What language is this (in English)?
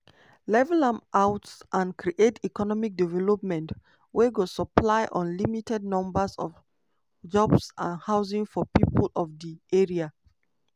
Nigerian Pidgin